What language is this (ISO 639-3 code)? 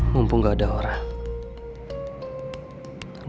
ind